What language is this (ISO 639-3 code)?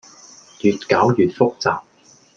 yue